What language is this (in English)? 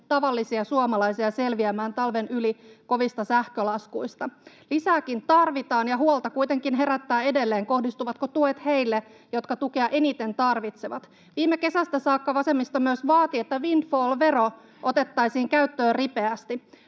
Finnish